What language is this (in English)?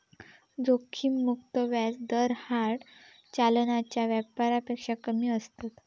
Marathi